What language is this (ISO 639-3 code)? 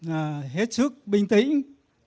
vie